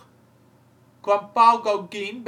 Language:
Dutch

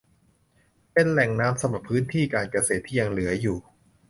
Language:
Thai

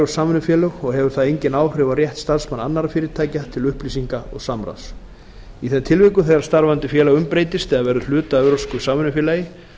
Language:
Icelandic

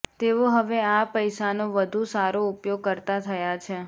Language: Gujarati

